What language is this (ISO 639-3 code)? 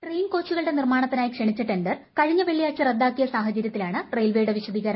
mal